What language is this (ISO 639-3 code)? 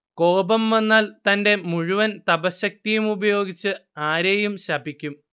mal